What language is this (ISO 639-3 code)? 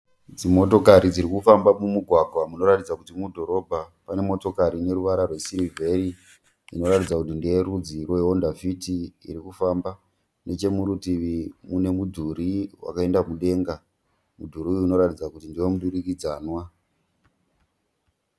sna